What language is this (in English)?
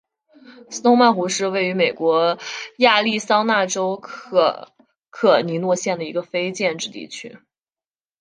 Chinese